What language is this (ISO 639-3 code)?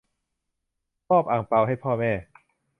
tha